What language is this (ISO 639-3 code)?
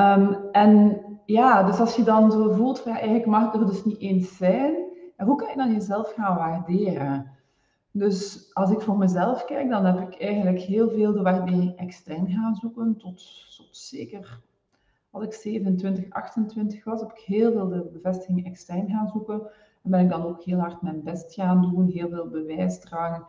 nld